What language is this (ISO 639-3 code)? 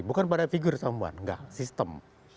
ind